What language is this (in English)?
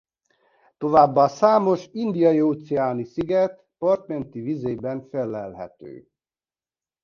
Hungarian